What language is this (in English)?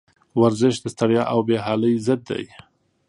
Pashto